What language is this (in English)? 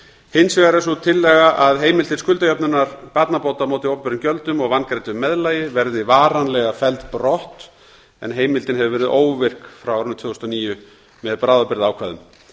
Icelandic